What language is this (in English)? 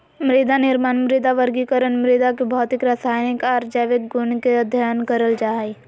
Magahi